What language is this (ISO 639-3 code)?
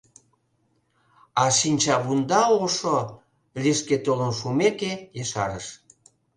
chm